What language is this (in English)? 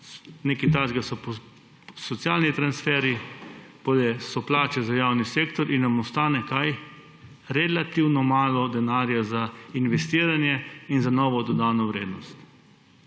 Slovenian